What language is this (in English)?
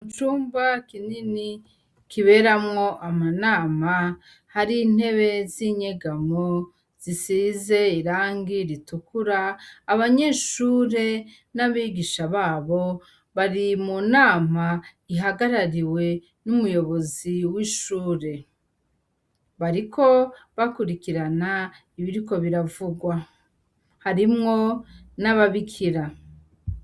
Rundi